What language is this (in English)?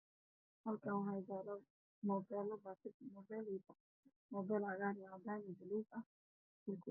Somali